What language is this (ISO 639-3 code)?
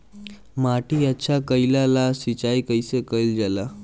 bho